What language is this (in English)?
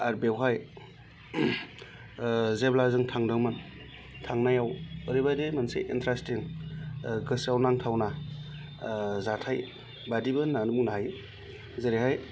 Bodo